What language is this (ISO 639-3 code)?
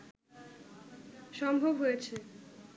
ben